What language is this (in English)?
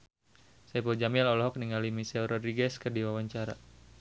Sundanese